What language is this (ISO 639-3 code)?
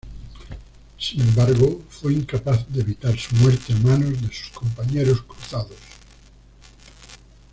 spa